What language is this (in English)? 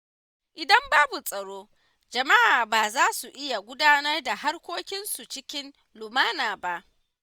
Hausa